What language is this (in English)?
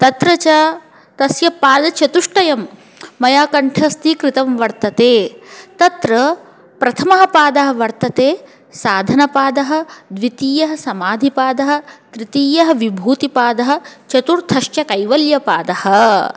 Sanskrit